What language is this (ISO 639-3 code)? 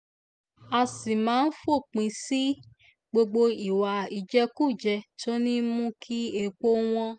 yor